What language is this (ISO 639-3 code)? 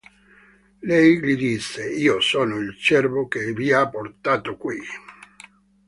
ita